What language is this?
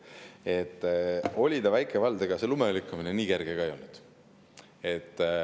Estonian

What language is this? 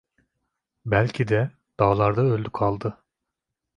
Turkish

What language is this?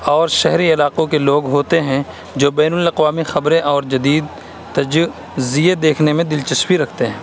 Urdu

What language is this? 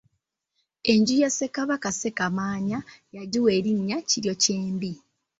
Ganda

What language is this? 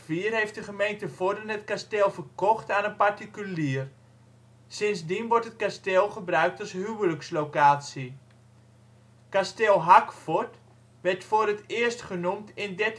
Dutch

